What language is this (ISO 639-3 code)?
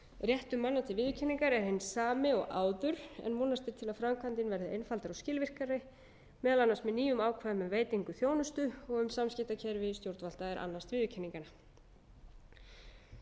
isl